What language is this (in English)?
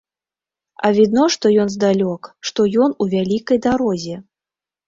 Belarusian